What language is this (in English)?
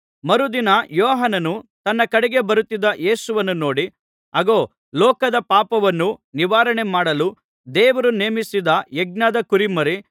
Kannada